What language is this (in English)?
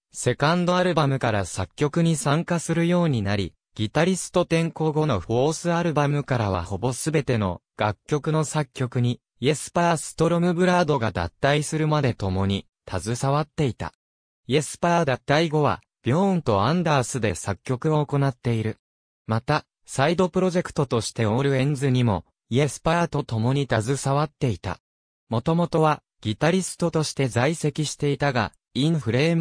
Japanese